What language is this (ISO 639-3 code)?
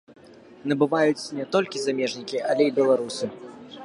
bel